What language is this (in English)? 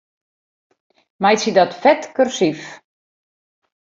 Western Frisian